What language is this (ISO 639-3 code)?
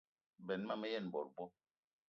eto